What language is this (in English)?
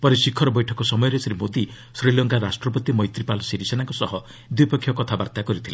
Odia